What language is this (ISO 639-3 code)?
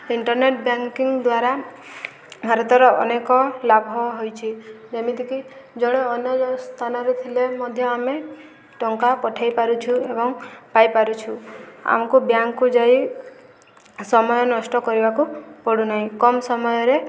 ori